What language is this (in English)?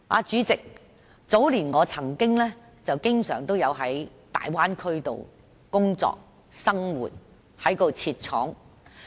Cantonese